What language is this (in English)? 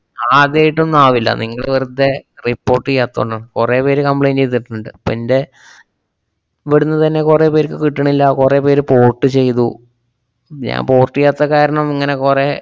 Malayalam